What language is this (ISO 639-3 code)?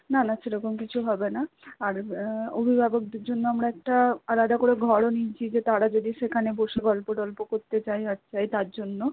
ben